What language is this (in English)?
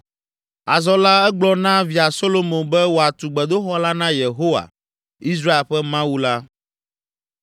Ewe